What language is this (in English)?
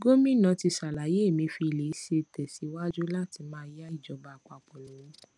Yoruba